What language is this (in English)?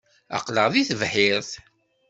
Kabyle